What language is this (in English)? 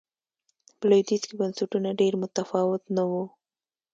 Pashto